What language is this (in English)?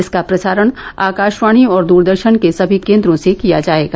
Hindi